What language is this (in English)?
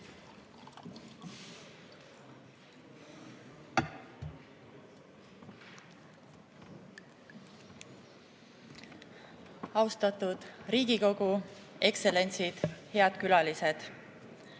Estonian